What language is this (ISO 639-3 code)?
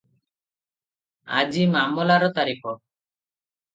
ori